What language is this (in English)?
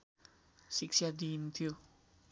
Nepali